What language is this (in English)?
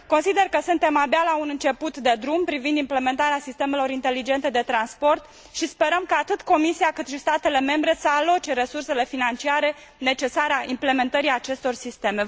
Romanian